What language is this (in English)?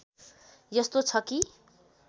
Nepali